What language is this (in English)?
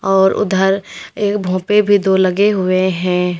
Hindi